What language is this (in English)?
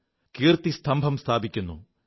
Malayalam